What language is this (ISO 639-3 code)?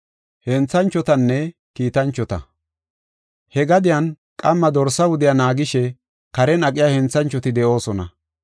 gof